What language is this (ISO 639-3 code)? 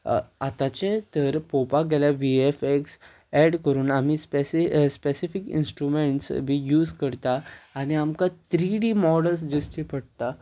kok